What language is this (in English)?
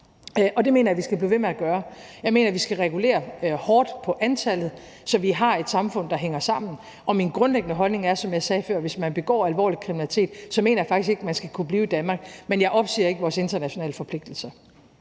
Danish